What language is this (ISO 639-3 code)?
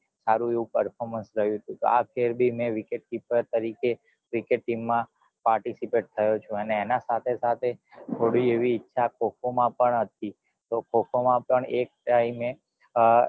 guj